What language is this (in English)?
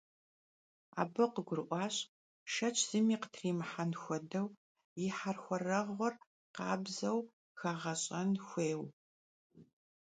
Kabardian